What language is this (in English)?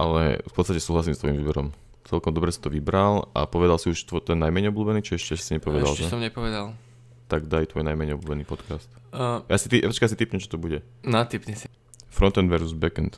Slovak